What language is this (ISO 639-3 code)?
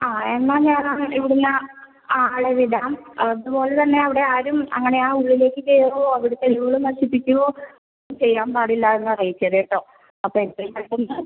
mal